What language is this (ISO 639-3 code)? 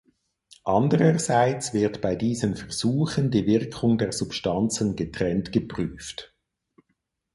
deu